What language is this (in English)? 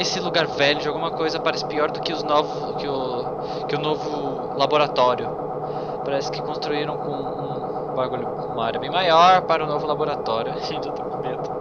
Portuguese